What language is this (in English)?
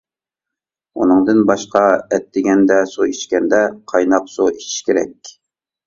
Uyghur